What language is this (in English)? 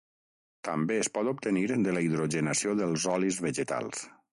Catalan